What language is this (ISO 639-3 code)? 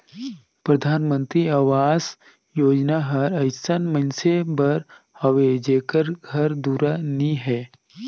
hne